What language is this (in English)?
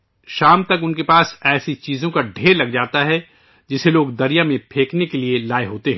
Urdu